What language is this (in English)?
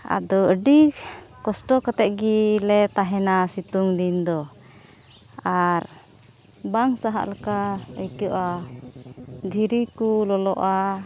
Santali